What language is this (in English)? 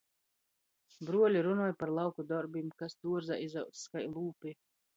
Latgalian